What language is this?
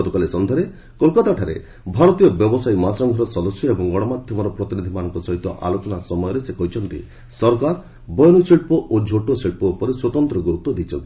Odia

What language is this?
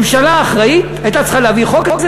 Hebrew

